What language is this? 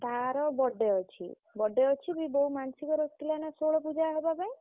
Odia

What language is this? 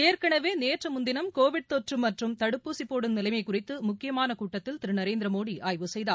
Tamil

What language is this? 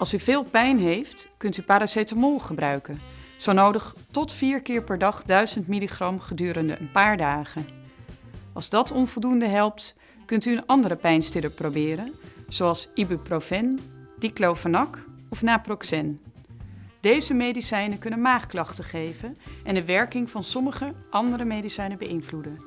Dutch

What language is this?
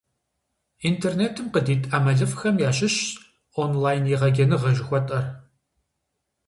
Kabardian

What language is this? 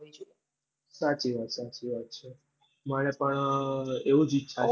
Gujarati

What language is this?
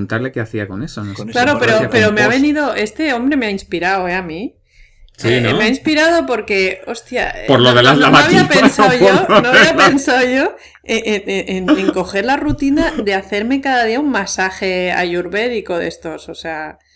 Spanish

